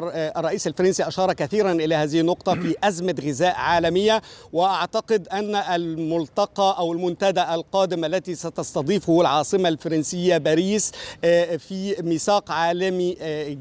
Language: Arabic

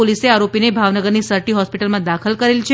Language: Gujarati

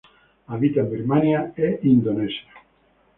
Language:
Spanish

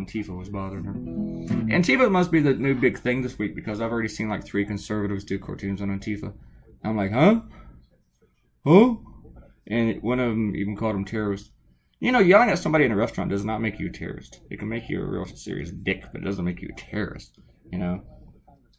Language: English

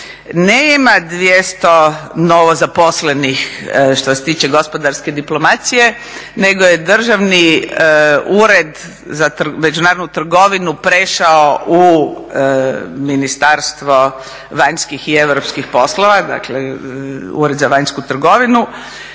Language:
Croatian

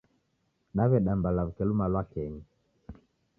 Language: Taita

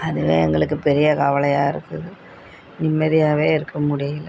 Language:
Tamil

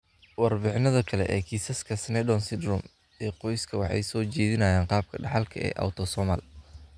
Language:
Somali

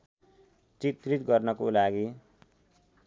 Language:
Nepali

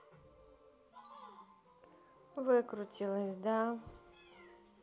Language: Russian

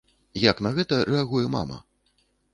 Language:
Belarusian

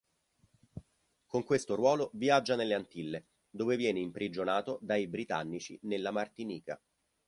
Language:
Italian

